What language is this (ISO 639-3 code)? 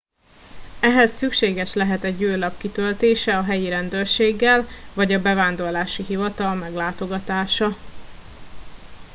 hun